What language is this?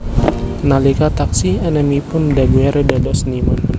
Javanese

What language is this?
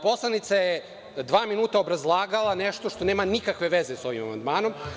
Serbian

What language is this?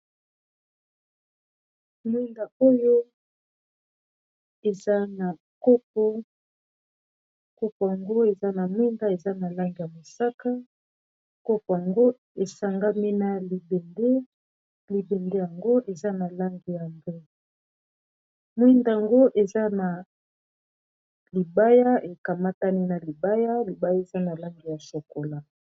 Lingala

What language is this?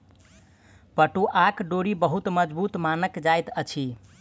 Maithili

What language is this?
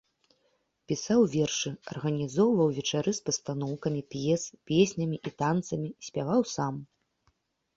Belarusian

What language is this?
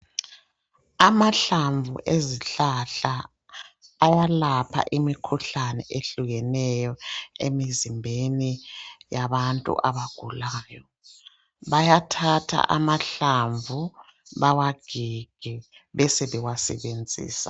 North Ndebele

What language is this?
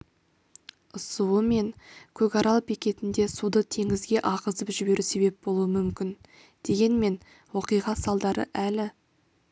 Kazakh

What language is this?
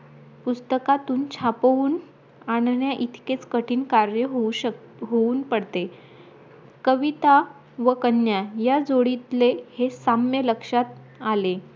Marathi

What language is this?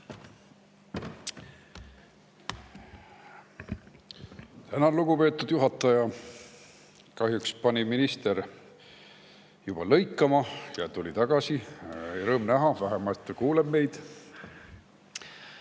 Estonian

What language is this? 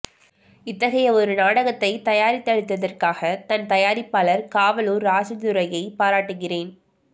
Tamil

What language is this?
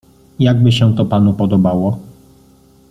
Polish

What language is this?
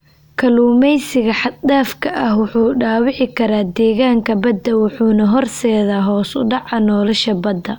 Somali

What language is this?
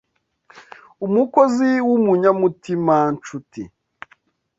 Kinyarwanda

